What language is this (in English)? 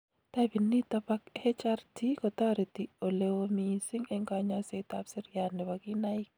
Kalenjin